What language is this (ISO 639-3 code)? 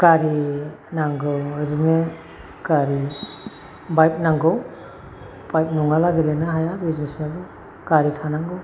brx